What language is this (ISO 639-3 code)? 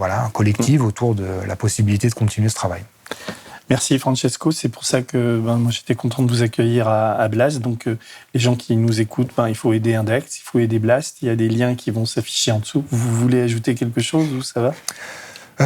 fra